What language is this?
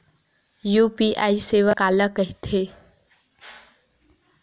Chhattisgarhi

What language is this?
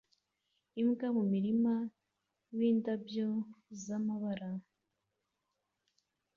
Kinyarwanda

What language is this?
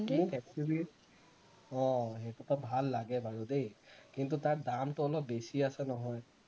Assamese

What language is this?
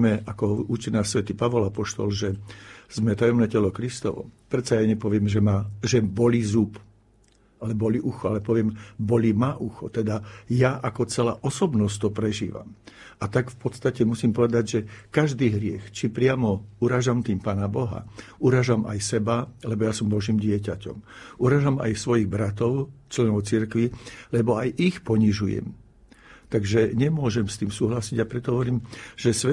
Slovak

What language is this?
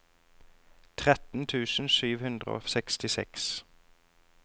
Norwegian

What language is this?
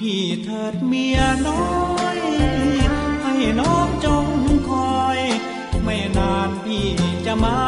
Thai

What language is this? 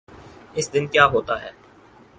Urdu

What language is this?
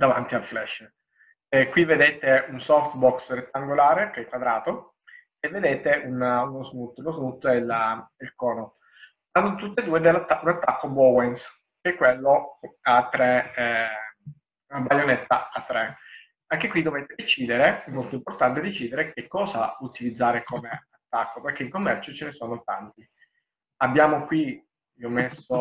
Italian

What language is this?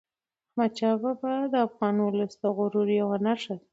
Pashto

